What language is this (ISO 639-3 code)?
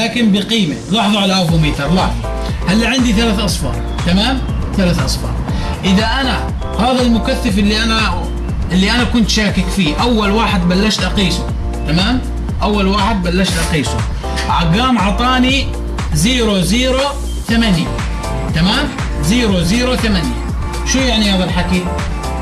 ara